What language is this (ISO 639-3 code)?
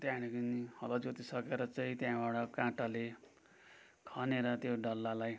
nep